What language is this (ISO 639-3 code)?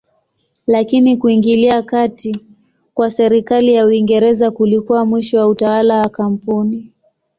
swa